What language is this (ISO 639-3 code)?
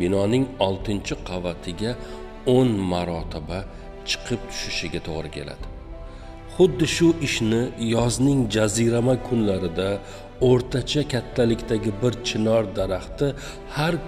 tur